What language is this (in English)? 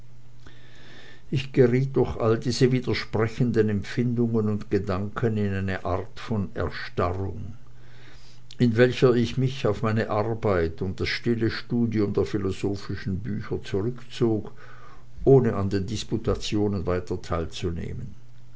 German